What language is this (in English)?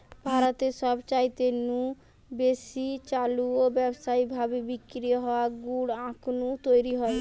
Bangla